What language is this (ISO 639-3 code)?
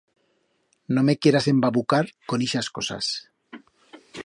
arg